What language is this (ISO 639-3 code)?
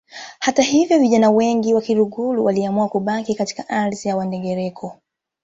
swa